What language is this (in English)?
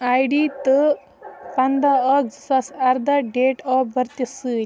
Kashmiri